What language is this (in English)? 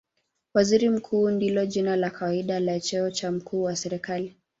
Swahili